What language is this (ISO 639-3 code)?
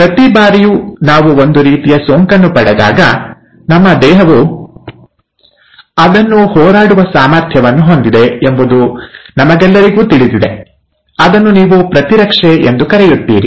kan